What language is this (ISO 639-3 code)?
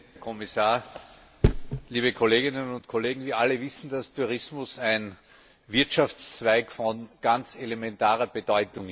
deu